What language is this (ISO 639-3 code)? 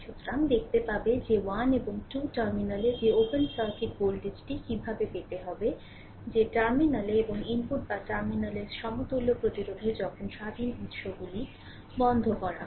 ben